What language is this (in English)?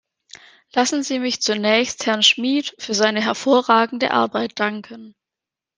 German